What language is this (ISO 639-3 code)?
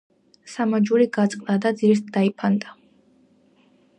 kat